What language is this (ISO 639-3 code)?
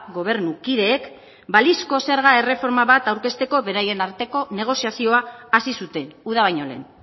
eus